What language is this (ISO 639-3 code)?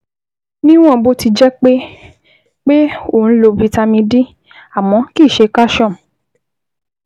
yor